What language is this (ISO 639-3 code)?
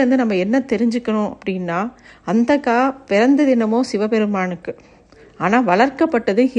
tam